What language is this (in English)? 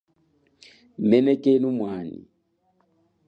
Chokwe